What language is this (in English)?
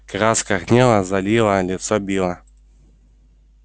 Russian